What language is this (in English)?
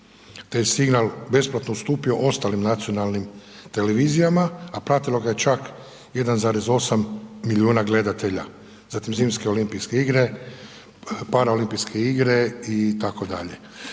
Croatian